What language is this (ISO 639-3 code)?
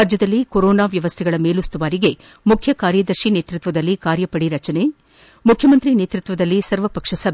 kan